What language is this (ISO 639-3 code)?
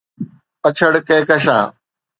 snd